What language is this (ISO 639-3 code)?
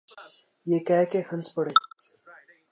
urd